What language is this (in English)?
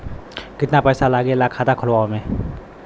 Bhojpuri